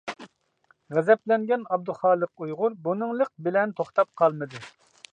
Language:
Uyghur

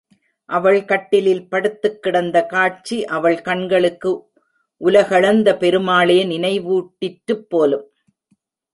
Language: Tamil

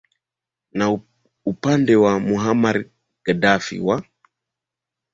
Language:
Swahili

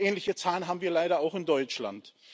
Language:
German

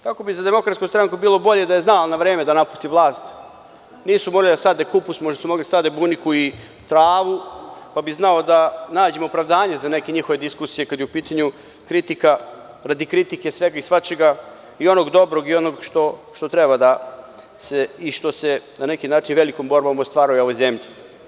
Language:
Serbian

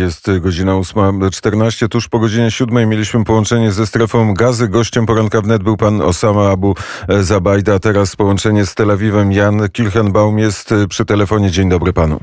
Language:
Polish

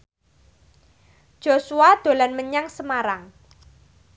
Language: Javanese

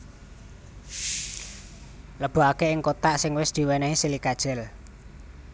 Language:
Javanese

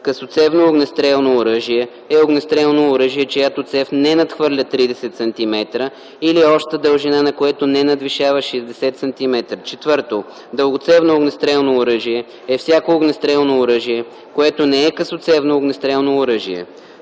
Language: Bulgarian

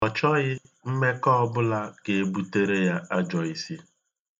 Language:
Igbo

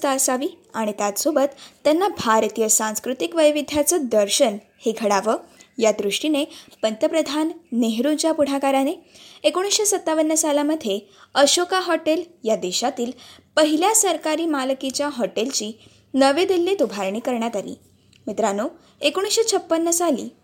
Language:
Marathi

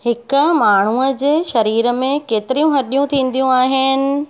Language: Sindhi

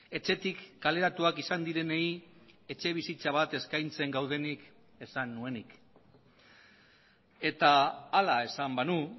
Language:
Basque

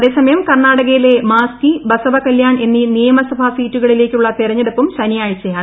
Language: Malayalam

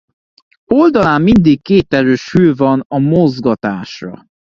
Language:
Hungarian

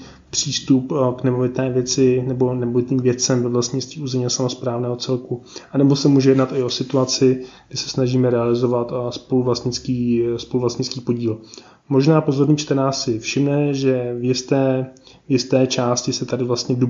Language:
Czech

